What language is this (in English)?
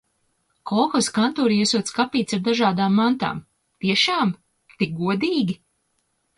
Latvian